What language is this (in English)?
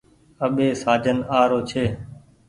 Goaria